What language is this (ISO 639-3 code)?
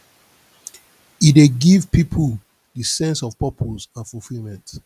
pcm